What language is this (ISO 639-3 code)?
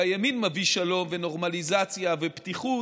heb